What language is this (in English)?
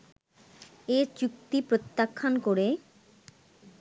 Bangla